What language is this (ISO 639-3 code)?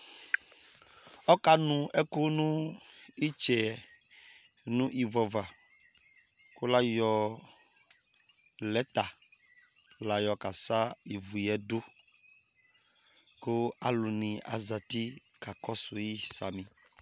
kpo